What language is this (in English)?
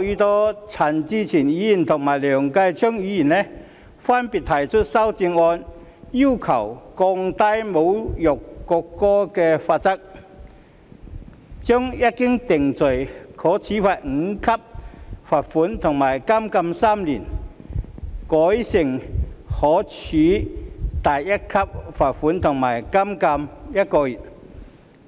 Cantonese